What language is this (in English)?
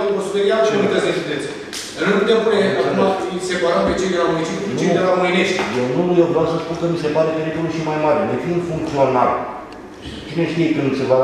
Romanian